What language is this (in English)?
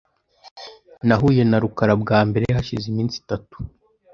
Kinyarwanda